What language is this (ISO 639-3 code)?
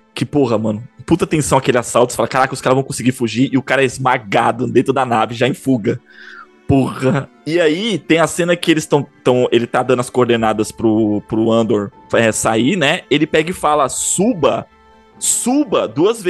por